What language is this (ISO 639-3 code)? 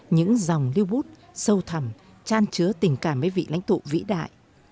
vie